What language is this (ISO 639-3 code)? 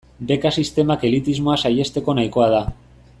eus